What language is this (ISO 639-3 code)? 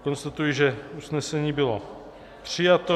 ces